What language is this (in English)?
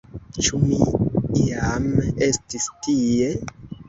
Esperanto